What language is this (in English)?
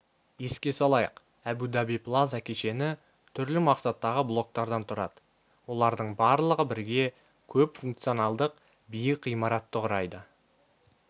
Kazakh